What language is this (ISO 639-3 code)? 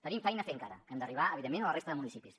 cat